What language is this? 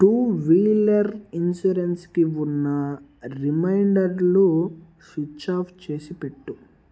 Telugu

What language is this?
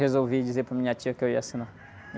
Portuguese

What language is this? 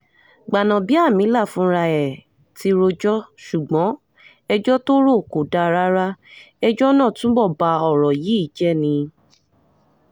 Yoruba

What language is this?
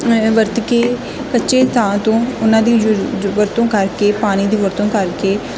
Punjabi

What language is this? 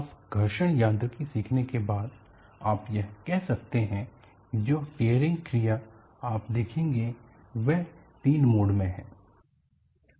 Hindi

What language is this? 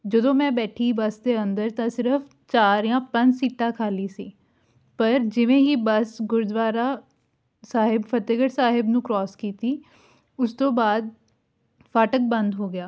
Punjabi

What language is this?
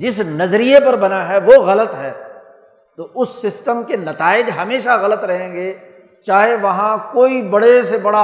Urdu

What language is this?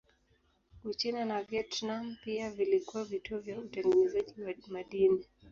Swahili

